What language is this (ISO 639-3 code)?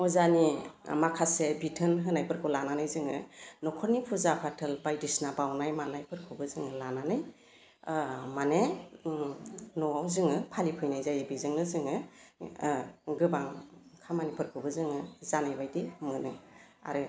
brx